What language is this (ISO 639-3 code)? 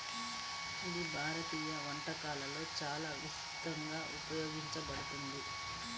tel